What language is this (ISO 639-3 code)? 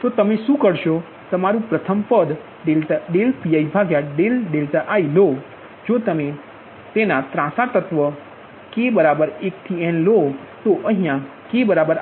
guj